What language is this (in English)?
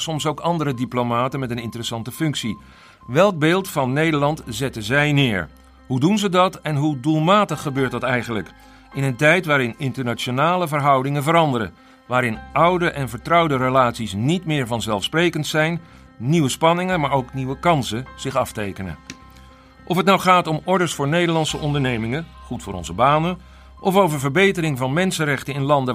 Dutch